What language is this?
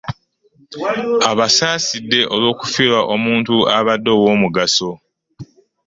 Ganda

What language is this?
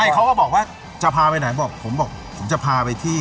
Thai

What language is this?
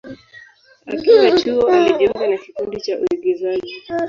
Swahili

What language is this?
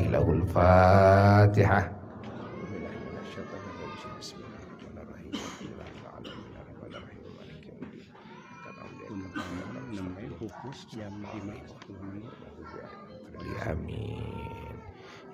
Indonesian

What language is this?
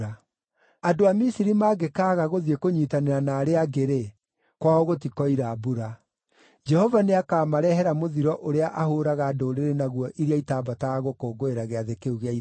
Kikuyu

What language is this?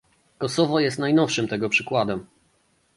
Polish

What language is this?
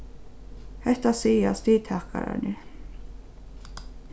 Faroese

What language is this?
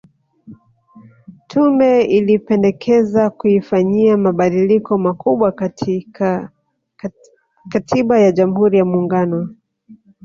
Swahili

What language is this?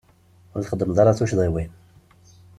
Kabyle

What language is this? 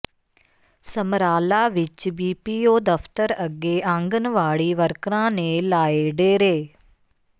Punjabi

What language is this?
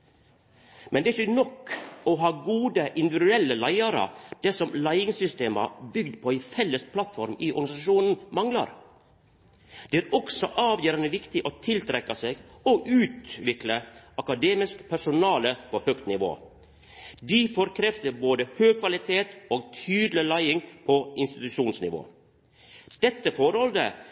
Norwegian Nynorsk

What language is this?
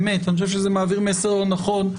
Hebrew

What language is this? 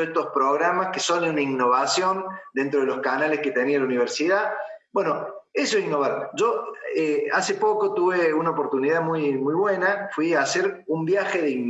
Spanish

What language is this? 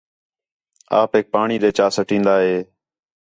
Khetrani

